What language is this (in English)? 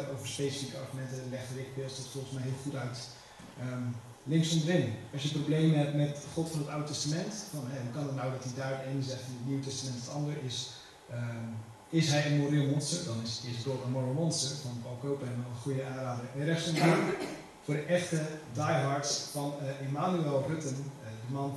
Dutch